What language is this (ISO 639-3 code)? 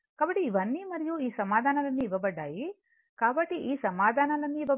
tel